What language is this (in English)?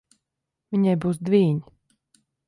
Latvian